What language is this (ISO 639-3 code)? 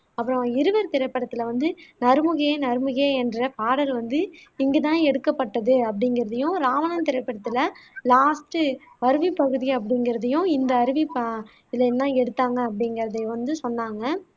tam